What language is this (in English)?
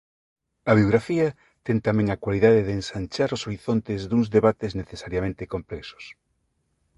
Galician